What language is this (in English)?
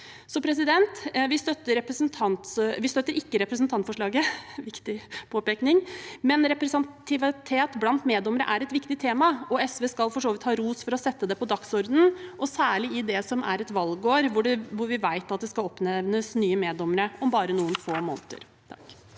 Norwegian